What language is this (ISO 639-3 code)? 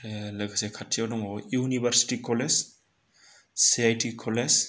brx